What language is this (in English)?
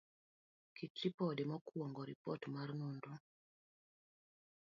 Luo (Kenya and Tanzania)